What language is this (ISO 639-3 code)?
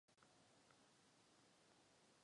ces